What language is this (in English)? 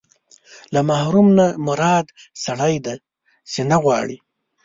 Pashto